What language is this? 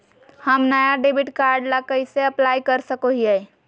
Magahi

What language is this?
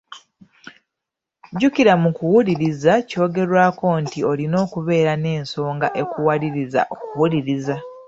Ganda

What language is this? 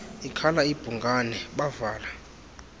Xhosa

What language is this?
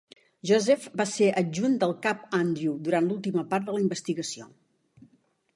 Catalan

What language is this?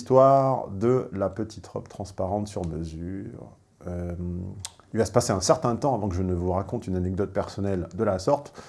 French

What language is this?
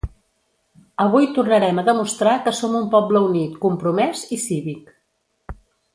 Catalan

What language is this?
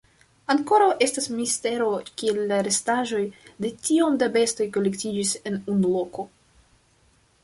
Esperanto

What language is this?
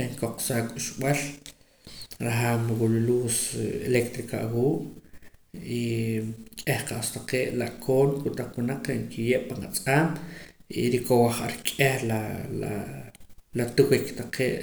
Poqomam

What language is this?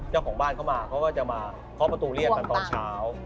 Thai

